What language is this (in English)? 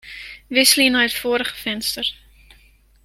Western Frisian